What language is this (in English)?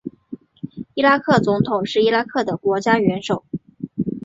Chinese